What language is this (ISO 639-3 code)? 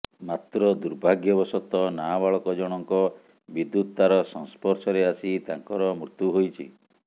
ori